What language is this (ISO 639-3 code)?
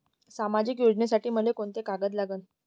mar